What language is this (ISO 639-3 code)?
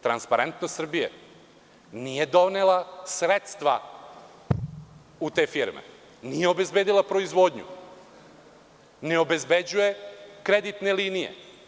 srp